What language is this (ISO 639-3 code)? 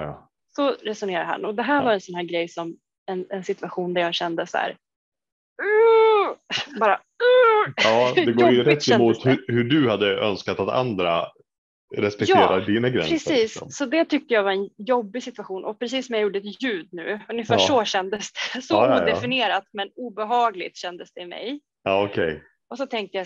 swe